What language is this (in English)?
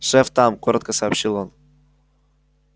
Russian